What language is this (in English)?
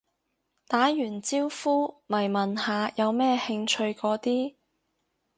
Cantonese